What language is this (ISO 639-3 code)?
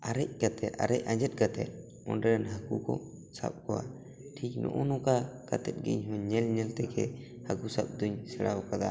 sat